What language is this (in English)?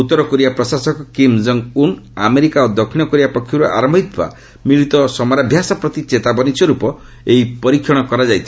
Odia